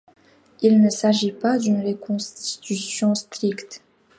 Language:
French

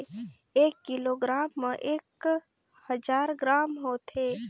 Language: Chhattisgarhi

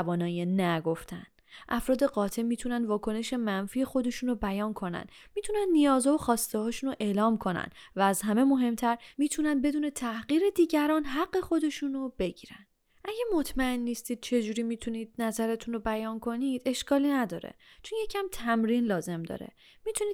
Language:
Persian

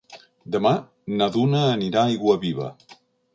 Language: Catalan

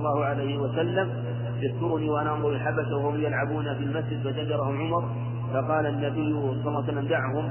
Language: Arabic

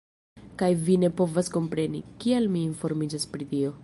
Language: Esperanto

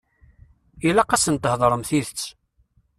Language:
Kabyle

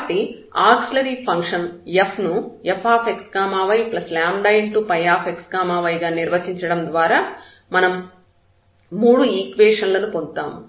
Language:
Telugu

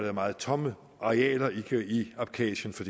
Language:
Danish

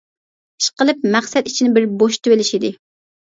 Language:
Uyghur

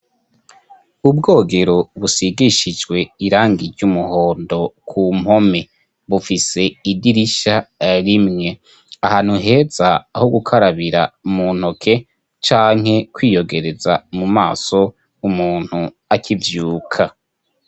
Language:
Rundi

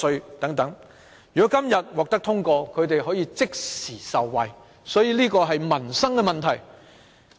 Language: Cantonese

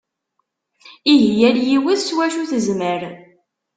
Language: Kabyle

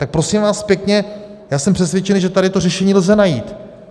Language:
Czech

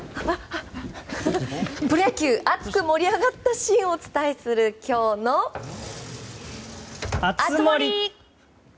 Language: Japanese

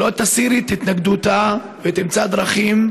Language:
Hebrew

